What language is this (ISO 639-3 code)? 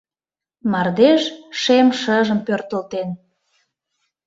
chm